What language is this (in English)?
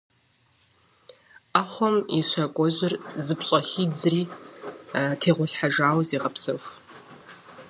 Kabardian